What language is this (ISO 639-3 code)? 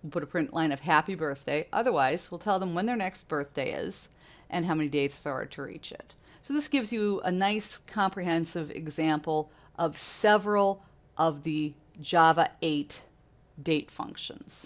eng